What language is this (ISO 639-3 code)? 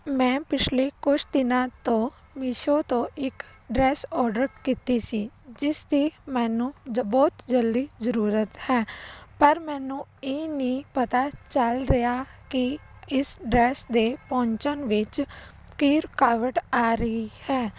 pan